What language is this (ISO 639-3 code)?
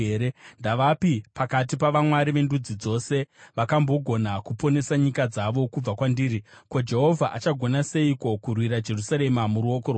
sna